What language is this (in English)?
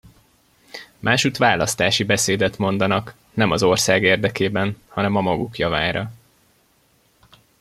Hungarian